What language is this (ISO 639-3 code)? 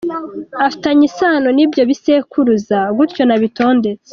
kin